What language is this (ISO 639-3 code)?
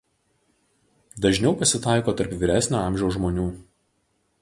lit